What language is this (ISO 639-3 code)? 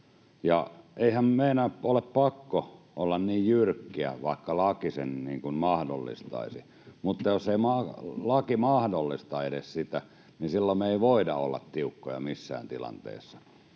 fin